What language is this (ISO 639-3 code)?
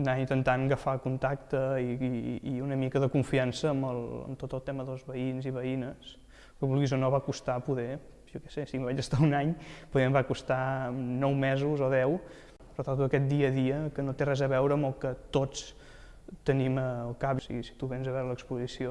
cat